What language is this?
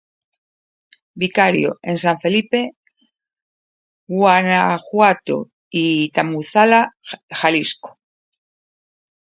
Spanish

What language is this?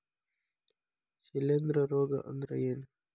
Kannada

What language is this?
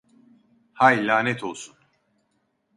Turkish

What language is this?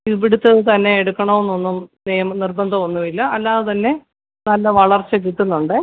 Malayalam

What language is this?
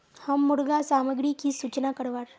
Magahi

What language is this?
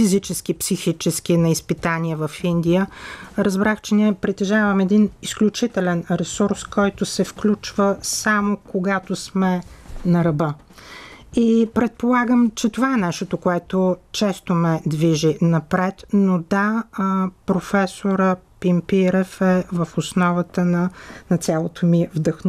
Bulgarian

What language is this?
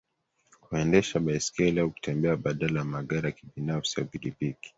Swahili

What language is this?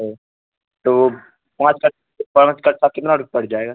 Urdu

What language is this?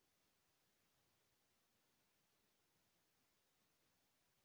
Chhattisgarhi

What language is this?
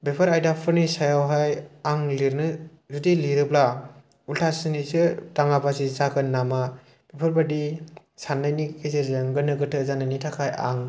Bodo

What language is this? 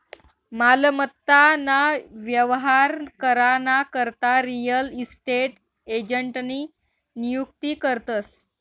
Marathi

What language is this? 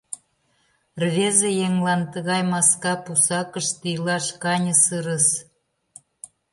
Mari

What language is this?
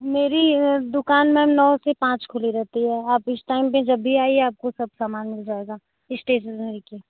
Hindi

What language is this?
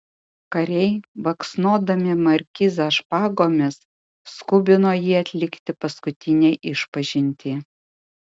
Lithuanian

